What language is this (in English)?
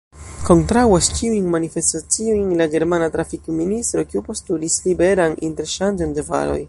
Esperanto